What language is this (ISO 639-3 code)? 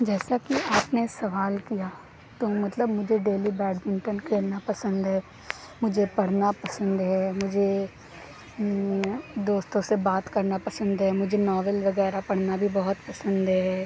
urd